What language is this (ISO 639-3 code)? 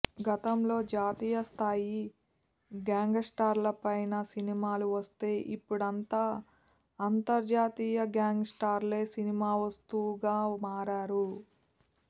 tel